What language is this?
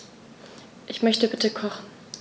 German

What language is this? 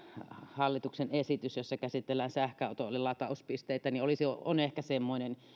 Finnish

